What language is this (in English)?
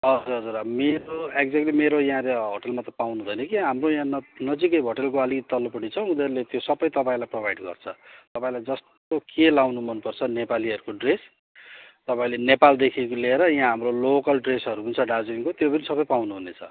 Nepali